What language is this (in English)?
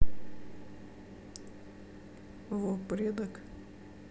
Russian